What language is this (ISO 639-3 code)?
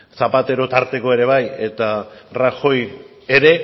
eus